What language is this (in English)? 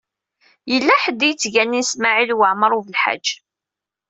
Kabyle